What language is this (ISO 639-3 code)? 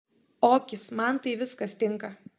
lit